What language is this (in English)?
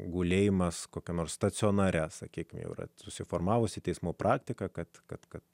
Lithuanian